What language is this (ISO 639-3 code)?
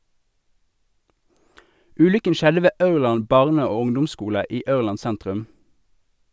nor